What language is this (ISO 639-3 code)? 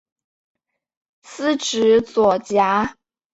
zho